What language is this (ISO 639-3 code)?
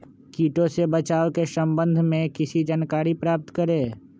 mag